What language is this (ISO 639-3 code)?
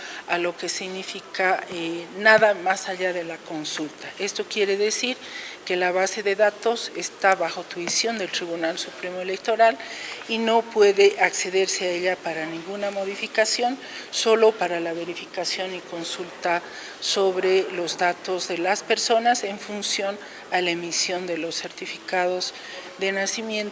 spa